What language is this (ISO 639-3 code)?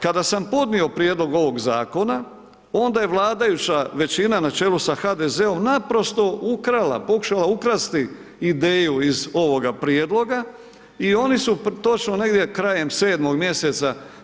hrv